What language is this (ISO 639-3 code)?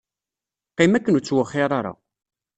kab